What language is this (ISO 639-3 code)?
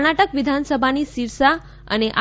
guj